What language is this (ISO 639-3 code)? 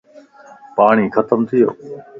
lss